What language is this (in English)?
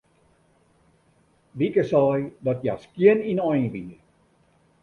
Western Frisian